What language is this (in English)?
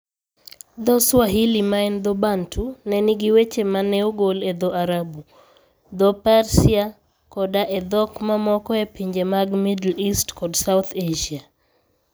Luo (Kenya and Tanzania)